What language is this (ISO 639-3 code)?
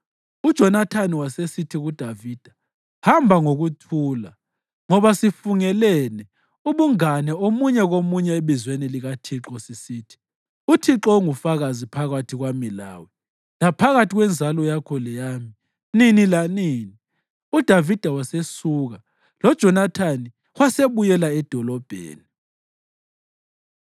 nde